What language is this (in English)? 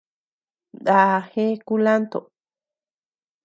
Tepeuxila Cuicatec